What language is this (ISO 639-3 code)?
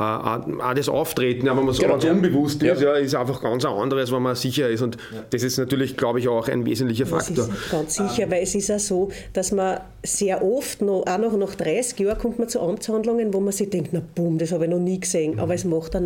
deu